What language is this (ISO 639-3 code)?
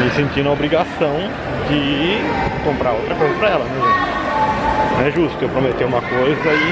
por